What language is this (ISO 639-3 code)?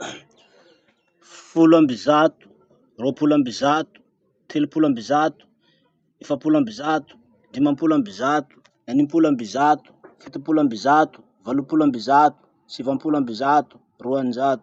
msh